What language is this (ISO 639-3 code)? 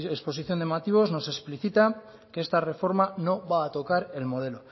spa